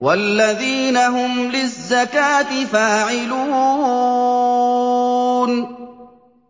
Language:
Arabic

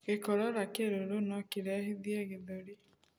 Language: Kikuyu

